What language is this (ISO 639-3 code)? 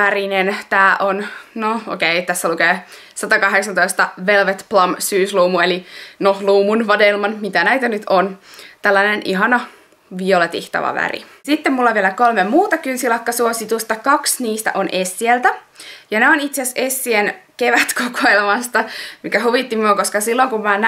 fin